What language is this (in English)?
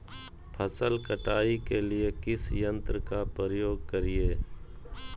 Magahi